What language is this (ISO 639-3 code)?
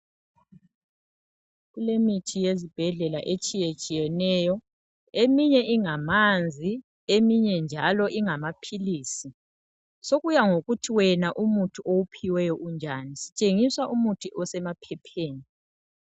nde